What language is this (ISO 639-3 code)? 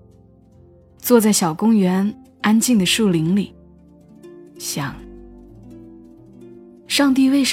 zho